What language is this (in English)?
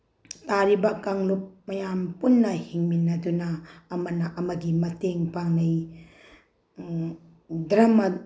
Manipuri